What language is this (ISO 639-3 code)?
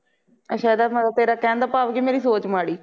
pan